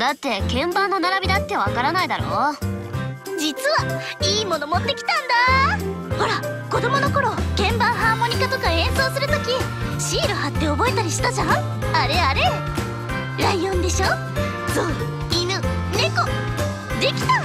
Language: Japanese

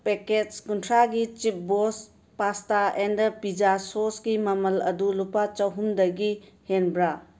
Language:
Manipuri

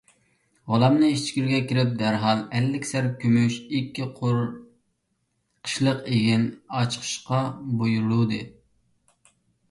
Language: Uyghur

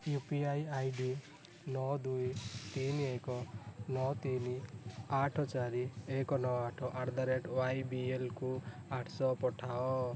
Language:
Odia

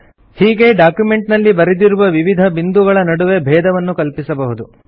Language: Kannada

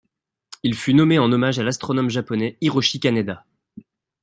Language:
French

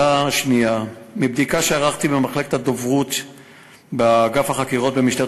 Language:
Hebrew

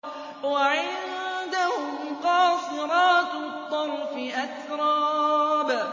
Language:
Arabic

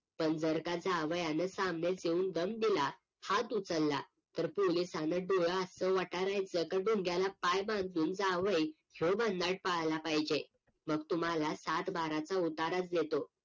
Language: Marathi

